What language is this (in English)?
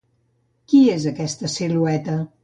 Catalan